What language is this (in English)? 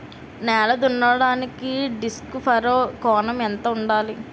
Telugu